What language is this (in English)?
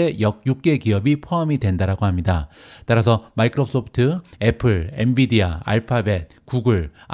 Korean